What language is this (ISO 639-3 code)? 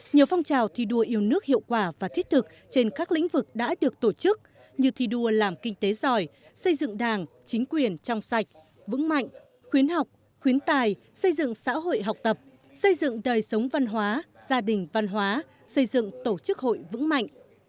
vie